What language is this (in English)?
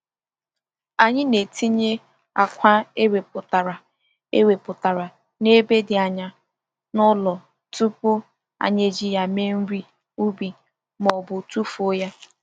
Igbo